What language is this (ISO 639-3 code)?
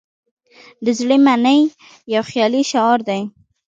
pus